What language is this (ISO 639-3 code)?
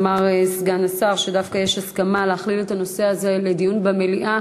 heb